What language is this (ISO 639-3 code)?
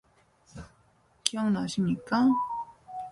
kor